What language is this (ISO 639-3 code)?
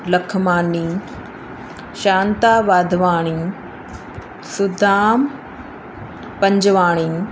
snd